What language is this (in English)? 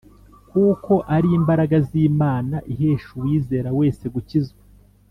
Kinyarwanda